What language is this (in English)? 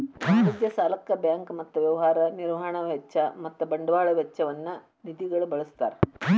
Kannada